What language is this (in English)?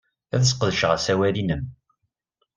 Kabyle